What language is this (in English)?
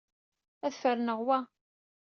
Kabyle